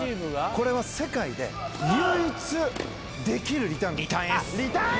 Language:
Japanese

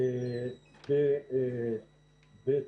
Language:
Hebrew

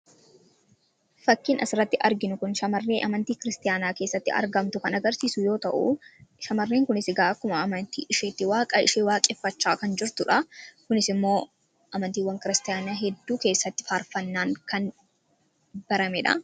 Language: Oromo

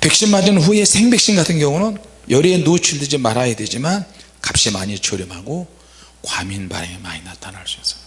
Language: Korean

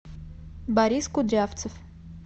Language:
Russian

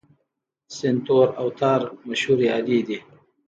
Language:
Pashto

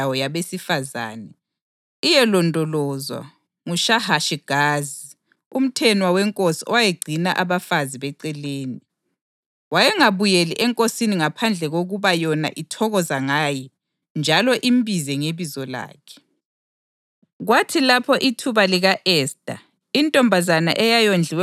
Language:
North Ndebele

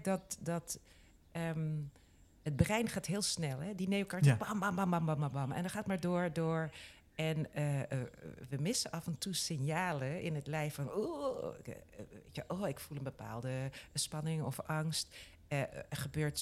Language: Dutch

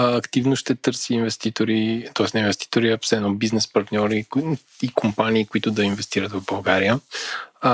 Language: Bulgarian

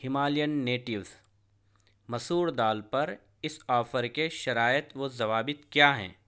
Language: Urdu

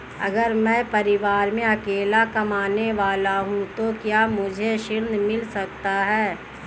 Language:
Hindi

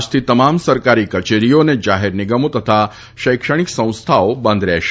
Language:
Gujarati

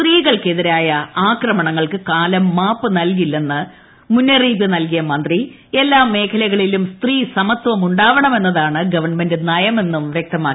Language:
Malayalam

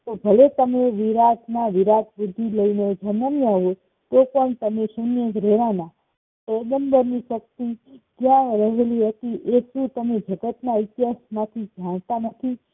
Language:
Gujarati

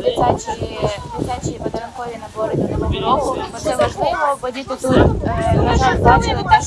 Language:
Ukrainian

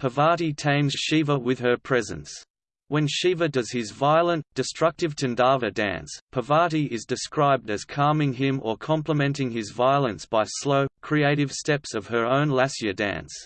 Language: English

